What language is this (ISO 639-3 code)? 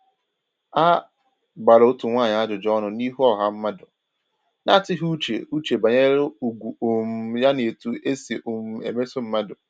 ibo